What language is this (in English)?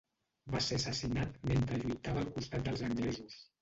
Catalan